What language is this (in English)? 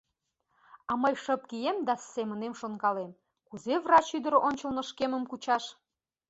Mari